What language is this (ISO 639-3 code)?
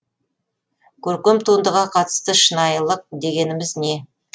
kaz